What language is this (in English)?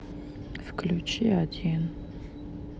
Russian